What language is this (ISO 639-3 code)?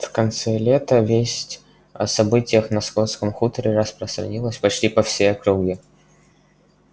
rus